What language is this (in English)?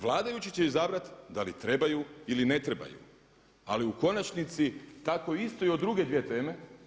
Croatian